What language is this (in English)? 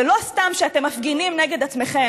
Hebrew